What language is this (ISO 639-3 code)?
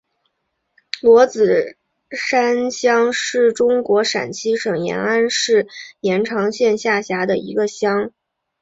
zho